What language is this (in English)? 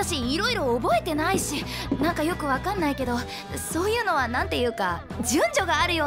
Japanese